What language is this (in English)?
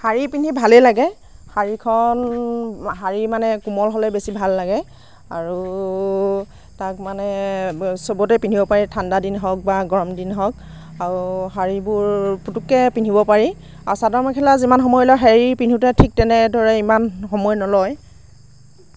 Assamese